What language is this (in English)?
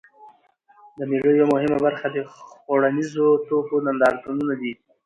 Pashto